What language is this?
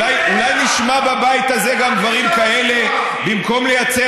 Hebrew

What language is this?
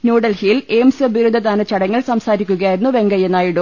Malayalam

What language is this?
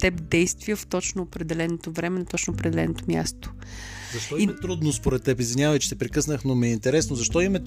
Bulgarian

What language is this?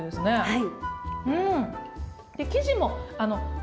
Japanese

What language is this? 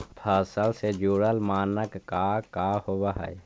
Magahi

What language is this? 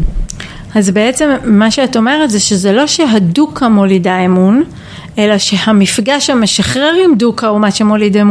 Hebrew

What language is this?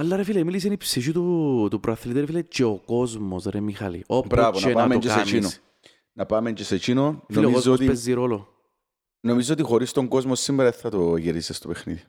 Greek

